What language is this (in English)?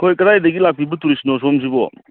Manipuri